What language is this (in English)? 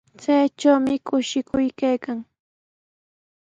Sihuas Ancash Quechua